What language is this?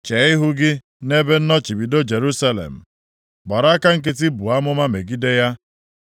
Igbo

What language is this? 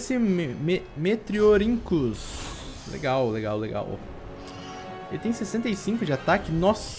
Portuguese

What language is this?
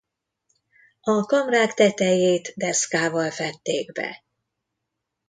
Hungarian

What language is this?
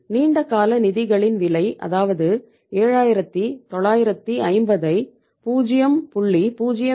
Tamil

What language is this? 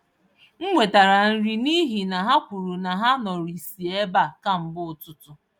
Igbo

